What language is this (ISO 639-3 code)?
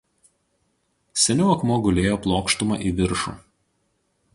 lit